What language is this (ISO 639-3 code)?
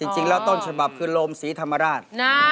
tha